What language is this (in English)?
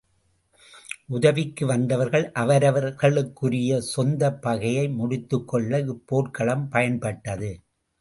Tamil